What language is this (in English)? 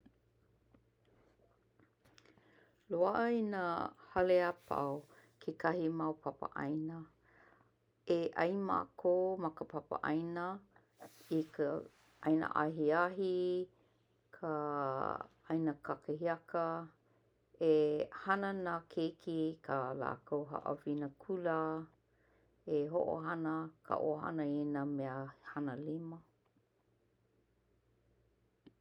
Hawaiian